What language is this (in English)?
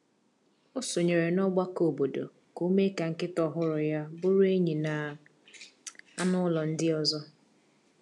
Igbo